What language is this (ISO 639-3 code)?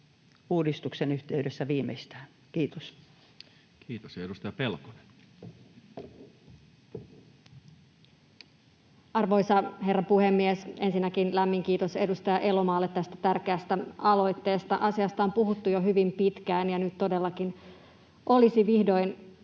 fin